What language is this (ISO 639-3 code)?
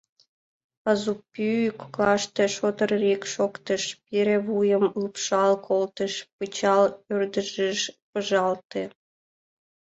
chm